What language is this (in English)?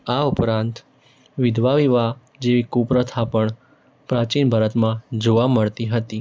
Gujarati